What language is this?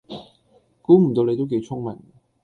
Cantonese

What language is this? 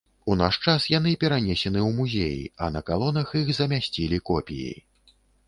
Belarusian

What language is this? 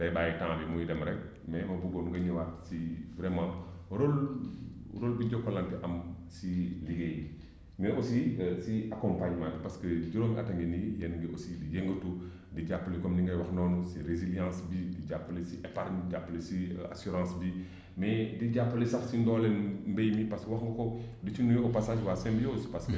Wolof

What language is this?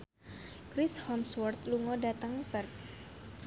Javanese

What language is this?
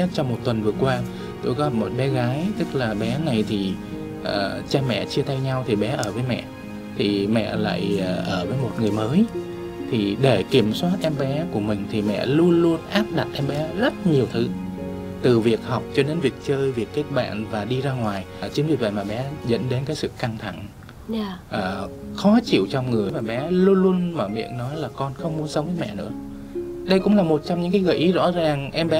Vietnamese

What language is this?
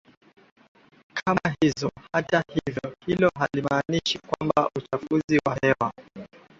Swahili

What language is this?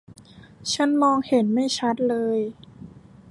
Thai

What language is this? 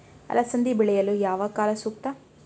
Kannada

